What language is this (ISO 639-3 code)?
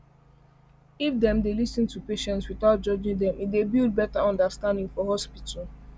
pcm